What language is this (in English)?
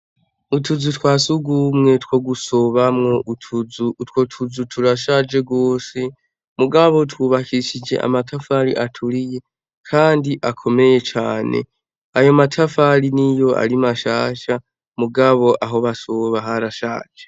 Rundi